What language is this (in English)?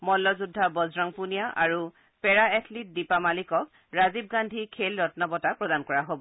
Assamese